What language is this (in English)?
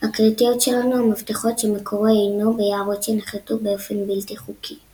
Hebrew